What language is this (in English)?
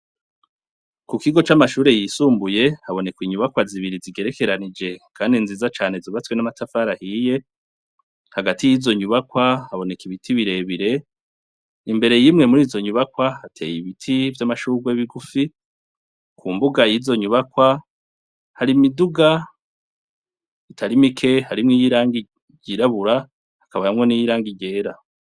Rundi